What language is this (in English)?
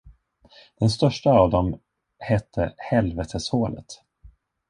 Swedish